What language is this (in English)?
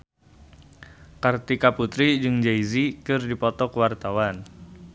Sundanese